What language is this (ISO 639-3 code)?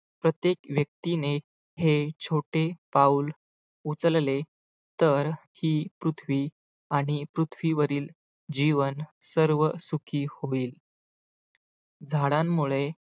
mar